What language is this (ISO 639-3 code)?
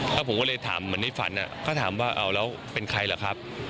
tha